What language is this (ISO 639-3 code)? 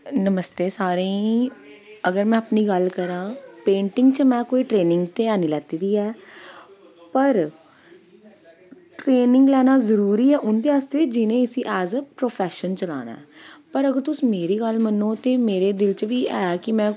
doi